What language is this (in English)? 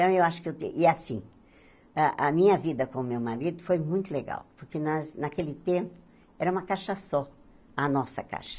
Portuguese